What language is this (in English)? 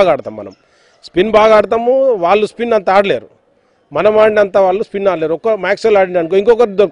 English